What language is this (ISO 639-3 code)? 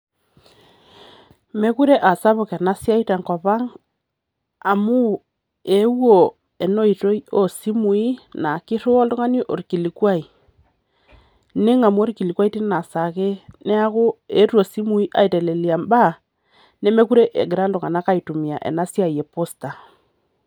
mas